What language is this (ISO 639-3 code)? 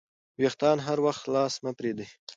pus